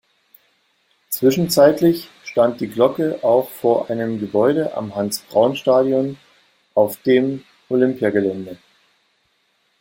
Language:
German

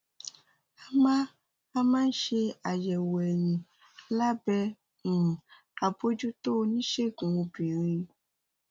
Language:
Yoruba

